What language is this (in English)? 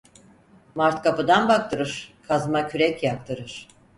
Turkish